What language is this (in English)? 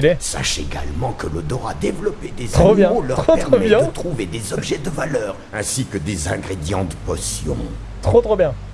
French